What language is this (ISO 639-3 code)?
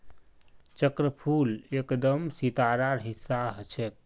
mag